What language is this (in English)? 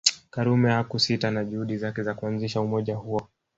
Swahili